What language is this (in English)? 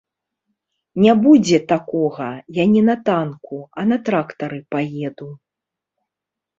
Belarusian